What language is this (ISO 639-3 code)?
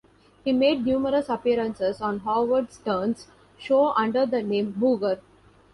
eng